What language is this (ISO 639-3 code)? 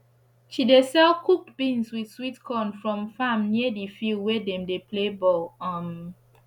pcm